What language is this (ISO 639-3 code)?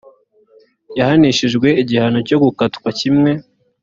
kin